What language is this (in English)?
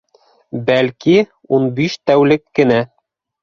Bashkir